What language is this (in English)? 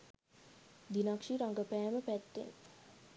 Sinhala